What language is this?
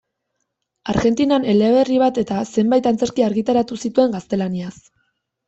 Basque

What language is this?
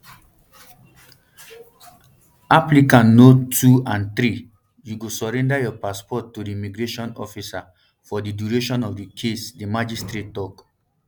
Nigerian Pidgin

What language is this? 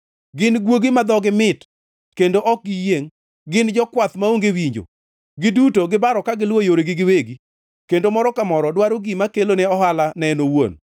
Luo (Kenya and Tanzania)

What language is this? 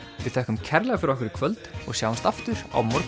Icelandic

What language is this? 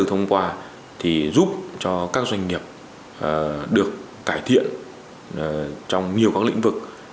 Vietnamese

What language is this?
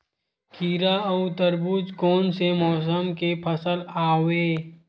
Chhattisgarhi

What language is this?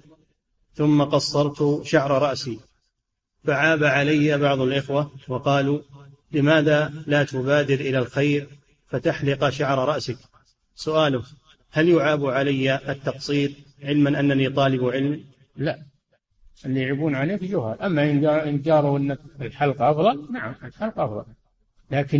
Arabic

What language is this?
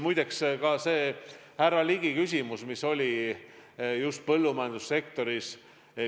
Estonian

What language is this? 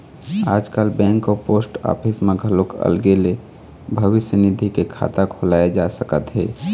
Chhattisgarhi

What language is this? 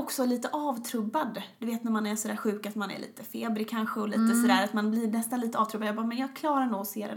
Swedish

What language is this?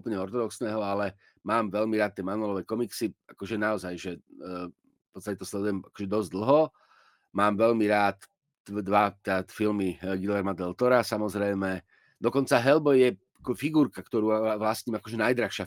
Slovak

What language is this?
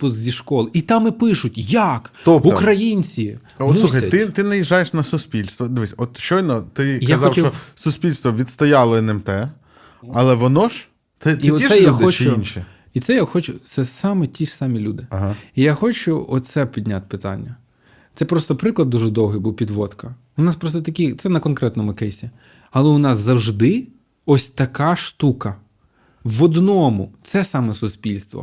Ukrainian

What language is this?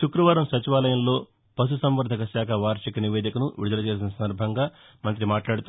Telugu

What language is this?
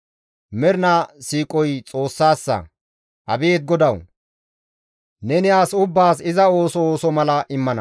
Gamo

